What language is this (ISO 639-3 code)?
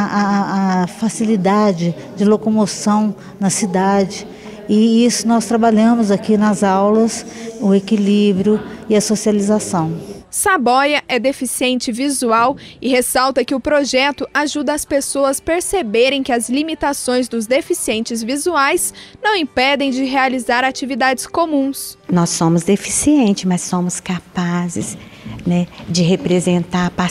por